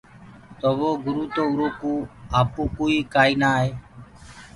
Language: Gurgula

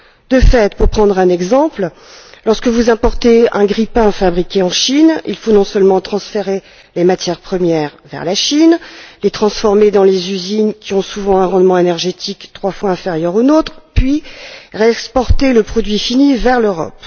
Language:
French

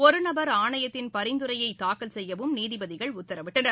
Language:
Tamil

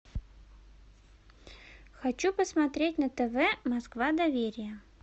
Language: Russian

